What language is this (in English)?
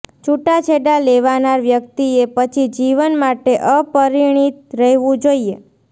Gujarati